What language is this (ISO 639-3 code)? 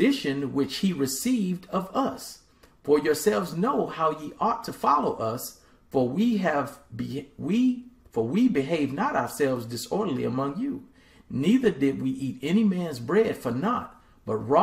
eng